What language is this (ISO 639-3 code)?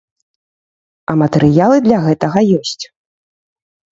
bel